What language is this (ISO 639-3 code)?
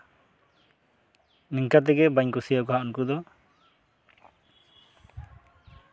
sat